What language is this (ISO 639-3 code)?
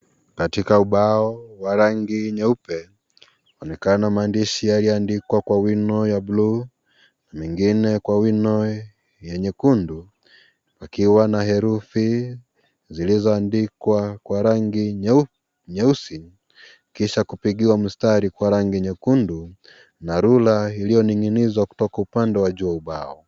swa